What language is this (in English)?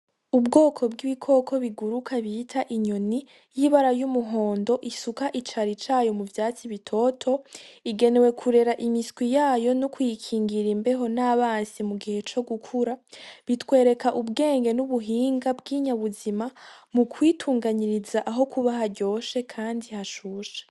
Rundi